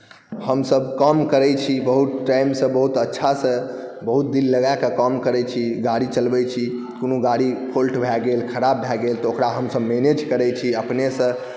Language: Maithili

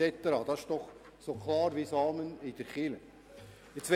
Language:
Swiss German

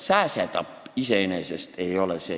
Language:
Estonian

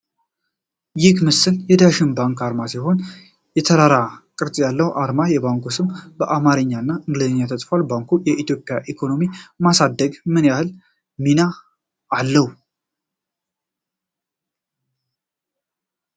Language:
Amharic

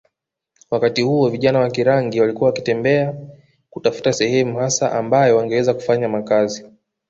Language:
Swahili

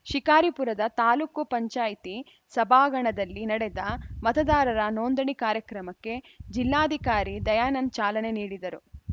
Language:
Kannada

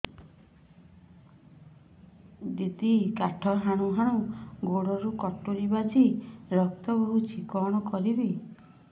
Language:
Odia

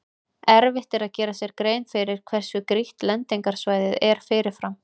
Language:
Icelandic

